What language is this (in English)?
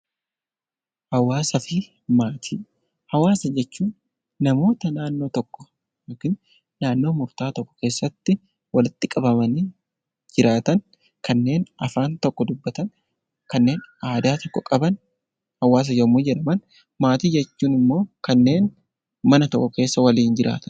Oromo